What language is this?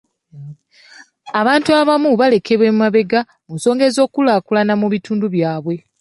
Ganda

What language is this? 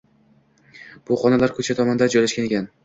Uzbek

